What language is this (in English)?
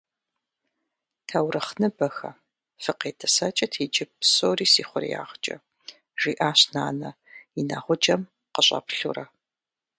Kabardian